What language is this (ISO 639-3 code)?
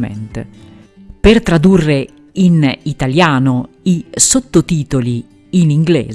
ita